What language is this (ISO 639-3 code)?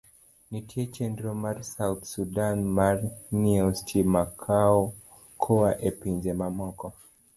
luo